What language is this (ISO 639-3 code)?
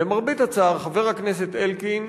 heb